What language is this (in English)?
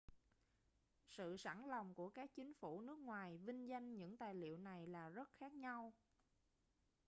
Vietnamese